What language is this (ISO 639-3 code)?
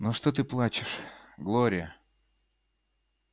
rus